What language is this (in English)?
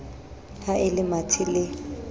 Southern Sotho